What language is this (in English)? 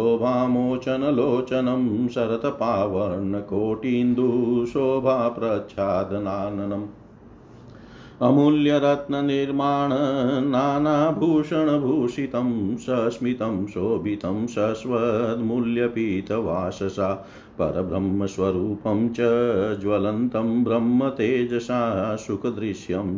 Hindi